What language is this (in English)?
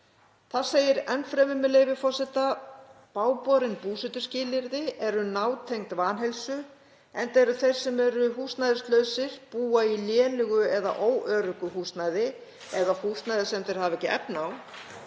Icelandic